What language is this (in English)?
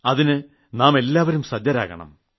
Malayalam